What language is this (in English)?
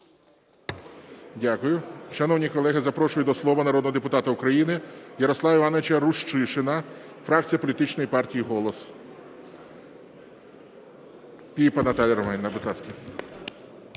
Ukrainian